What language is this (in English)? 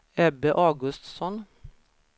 Swedish